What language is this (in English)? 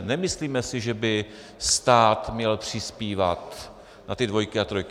Czech